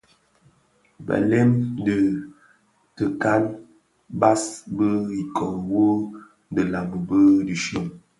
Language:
Bafia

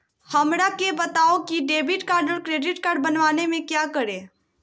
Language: Magahi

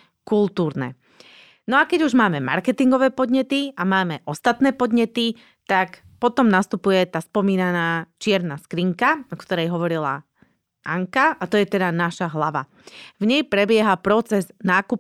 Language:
Slovak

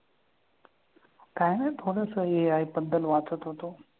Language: Marathi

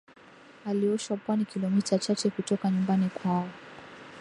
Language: Swahili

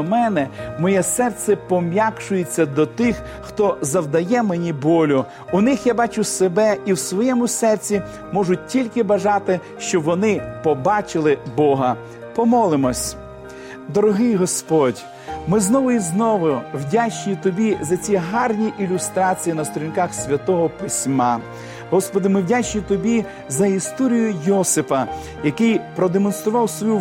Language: Ukrainian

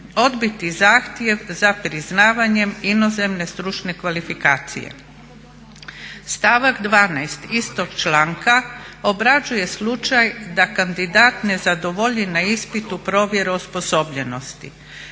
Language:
Croatian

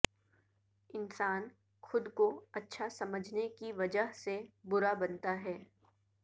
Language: Urdu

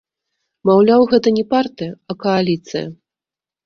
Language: Belarusian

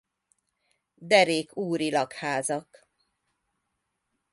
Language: Hungarian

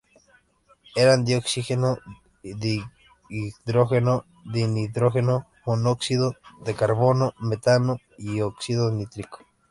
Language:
Spanish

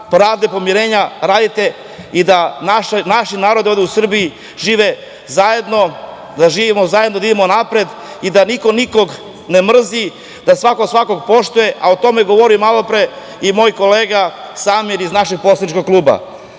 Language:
Serbian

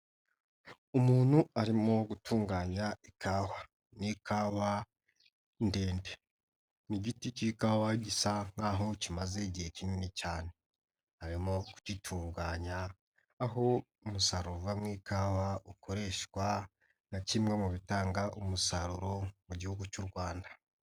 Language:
Kinyarwanda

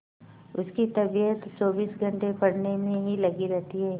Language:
Hindi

